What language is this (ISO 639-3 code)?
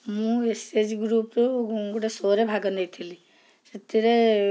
ori